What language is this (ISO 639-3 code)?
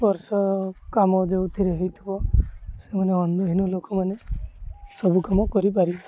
ori